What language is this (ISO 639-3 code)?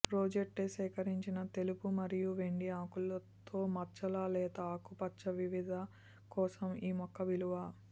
tel